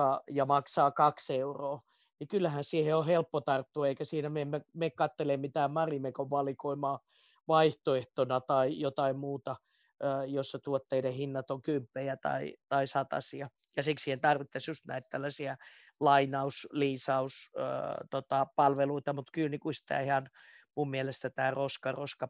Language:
Finnish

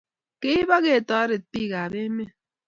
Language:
Kalenjin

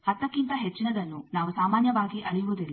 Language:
Kannada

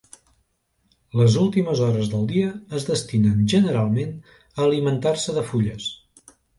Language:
Catalan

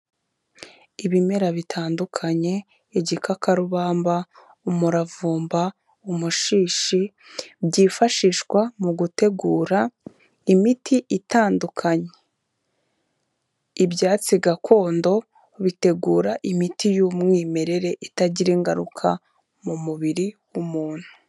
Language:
Kinyarwanda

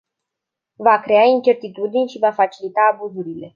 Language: Romanian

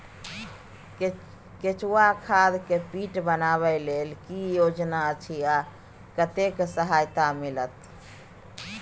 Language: Maithili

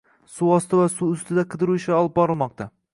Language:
Uzbek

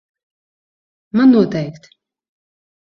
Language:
Latvian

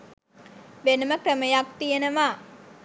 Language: Sinhala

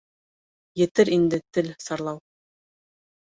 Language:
Bashkir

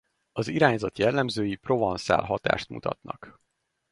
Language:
Hungarian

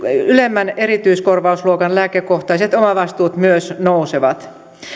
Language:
Finnish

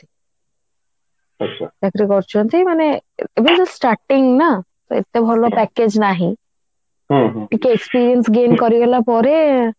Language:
Odia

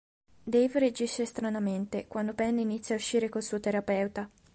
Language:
Italian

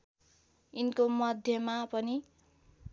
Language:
Nepali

